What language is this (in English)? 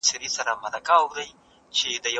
Pashto